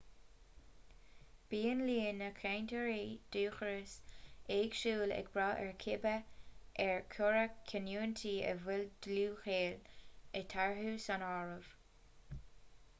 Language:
Irish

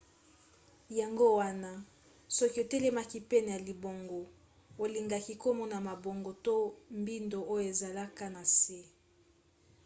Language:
Lingala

